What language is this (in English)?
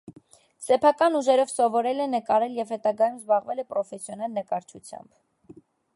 Armenian